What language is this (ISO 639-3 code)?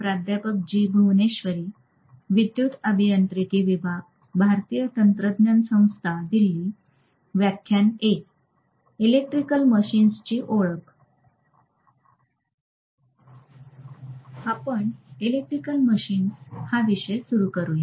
mar